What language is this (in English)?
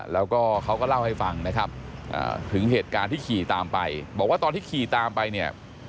Thai